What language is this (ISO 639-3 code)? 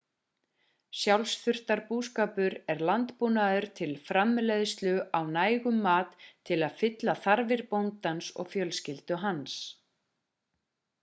isl